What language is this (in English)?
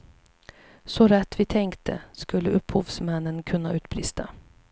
Swedish